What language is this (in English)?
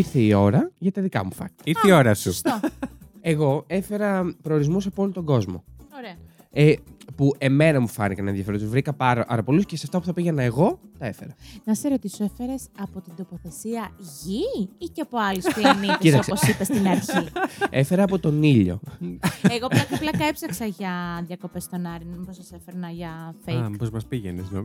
Greek